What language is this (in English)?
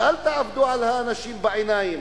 Hebrew